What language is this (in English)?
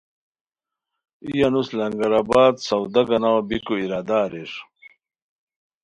Khowar